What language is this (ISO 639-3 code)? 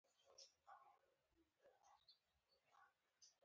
pus